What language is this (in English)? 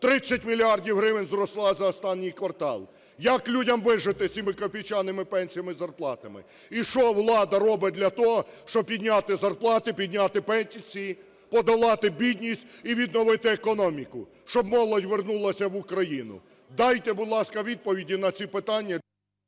Ukrainian